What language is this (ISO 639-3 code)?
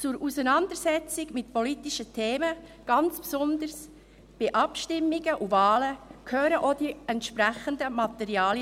gsw